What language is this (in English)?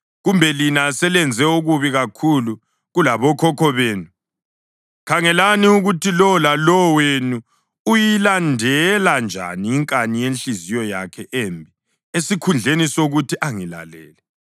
North Ndebele